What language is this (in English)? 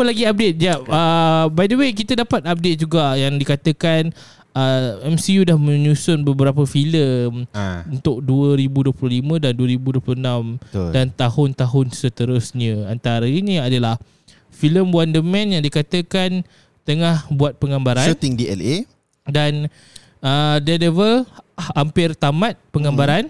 Malay